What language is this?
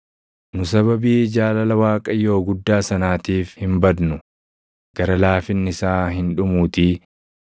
Oromo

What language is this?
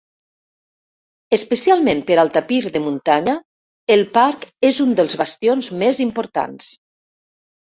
Catalan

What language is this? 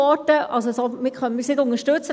Swiss German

